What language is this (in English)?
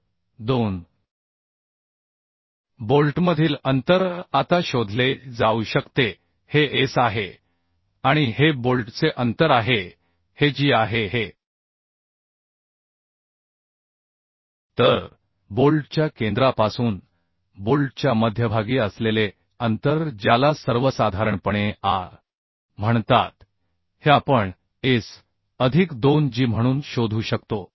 Marathi